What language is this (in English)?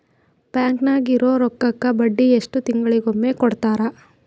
Kannada